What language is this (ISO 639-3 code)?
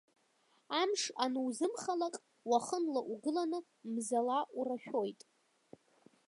abk